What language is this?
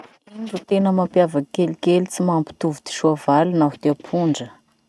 Masikoro Malagasy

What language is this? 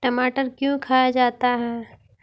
Magahi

